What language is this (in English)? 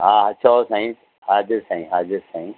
Sindhi